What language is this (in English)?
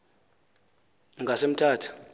Xhosa